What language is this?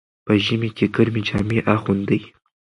Pashto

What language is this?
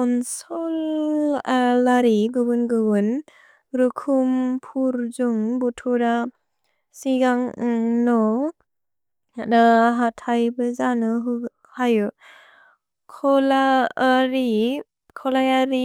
Bodo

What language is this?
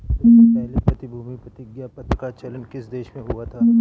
Hindi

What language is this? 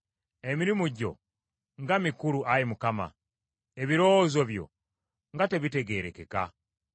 Ganda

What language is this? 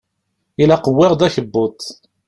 Kabyle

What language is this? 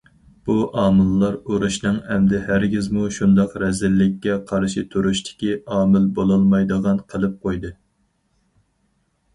Uyghur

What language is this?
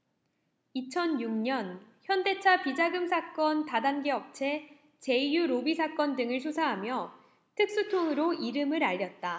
Korean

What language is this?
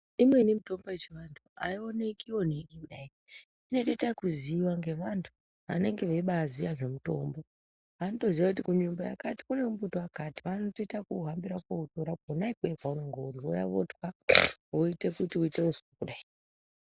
Ndau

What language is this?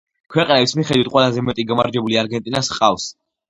Georgian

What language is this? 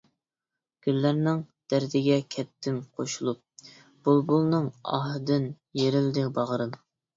Uyghur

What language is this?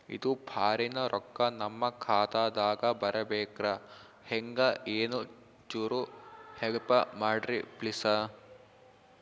Kannada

